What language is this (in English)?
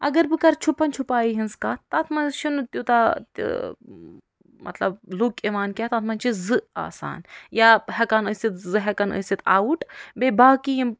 Kashmiri